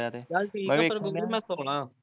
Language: Punjabi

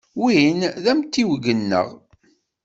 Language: Kabyle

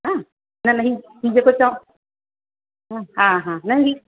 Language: Sindhi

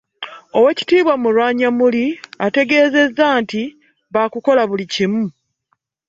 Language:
Ganda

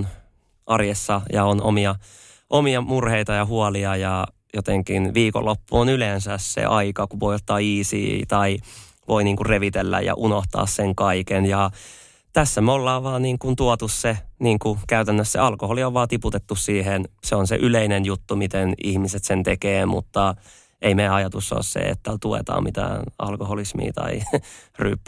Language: Finnish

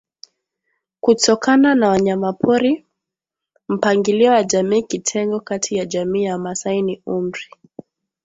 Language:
Swahili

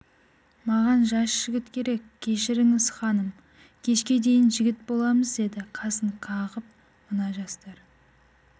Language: Kazakh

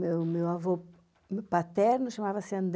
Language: Portuguese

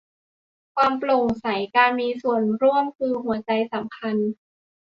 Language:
Thai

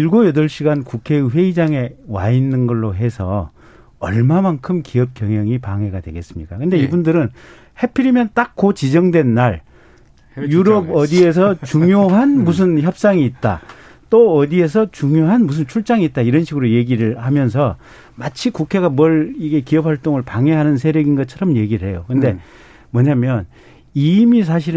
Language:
Korean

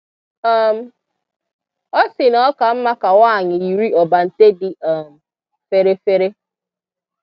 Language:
Igbo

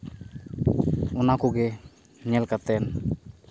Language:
Santali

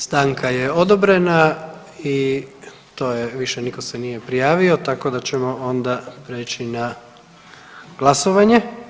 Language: Croatian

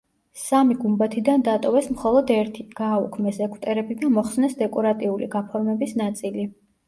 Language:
Georgian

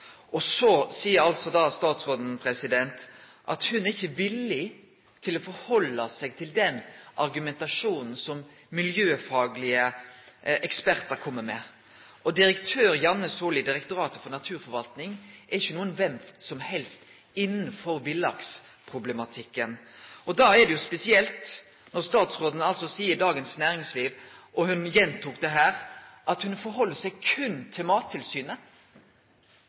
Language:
Norwegian Nynorsk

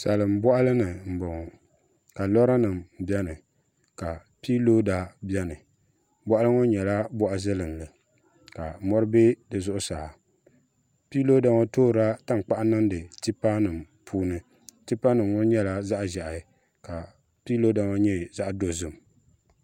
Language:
Dagbani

